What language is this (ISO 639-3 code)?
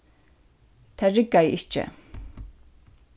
fao